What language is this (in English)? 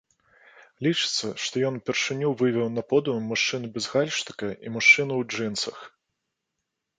Belarusian